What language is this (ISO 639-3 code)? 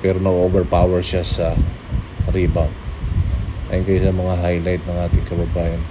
fil